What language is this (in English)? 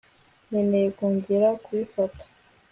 Kinyarwanda